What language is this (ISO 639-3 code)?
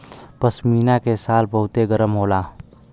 bho